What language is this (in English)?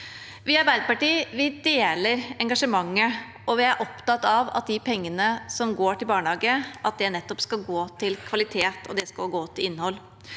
Norwegian